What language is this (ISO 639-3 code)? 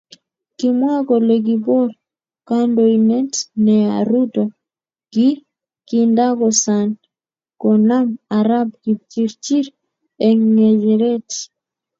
kln